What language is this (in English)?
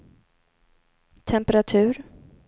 Swedish